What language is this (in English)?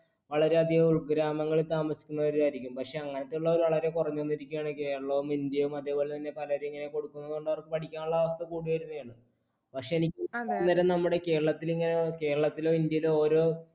Malayalam